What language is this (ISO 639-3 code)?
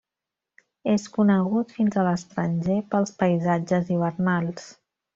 cat